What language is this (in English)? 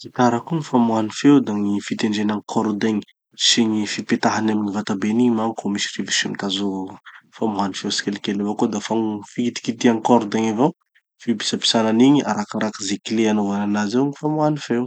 Tanosy Malagasy